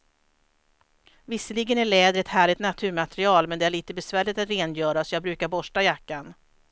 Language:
Swedish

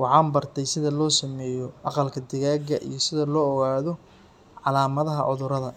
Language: Somali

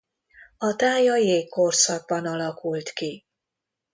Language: Hungarian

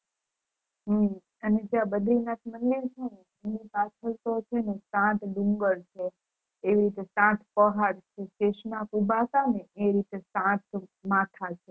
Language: Gujarati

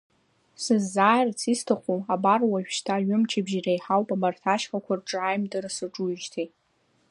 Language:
Abkhazian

